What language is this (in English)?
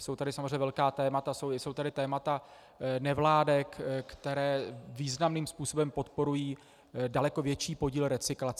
Czech